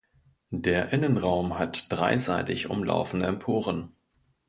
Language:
German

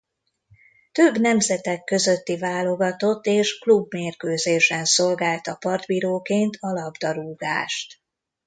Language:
Hungarian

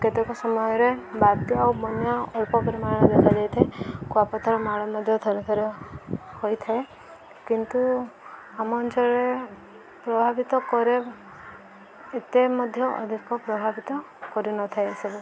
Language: Odia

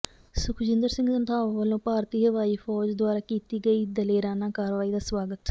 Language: Punjabi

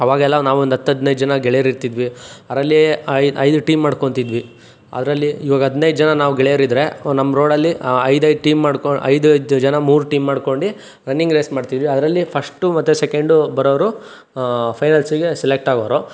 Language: Kannada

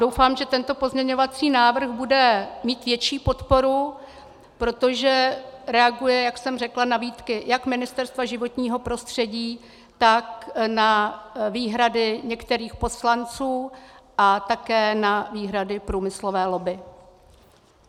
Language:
Czech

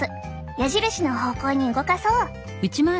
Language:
Japanese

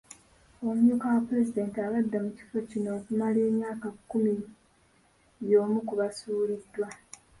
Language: Ganda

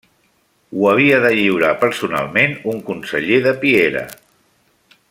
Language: Catalan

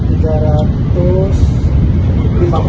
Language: Indonesian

